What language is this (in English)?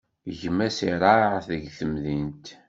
Kabyle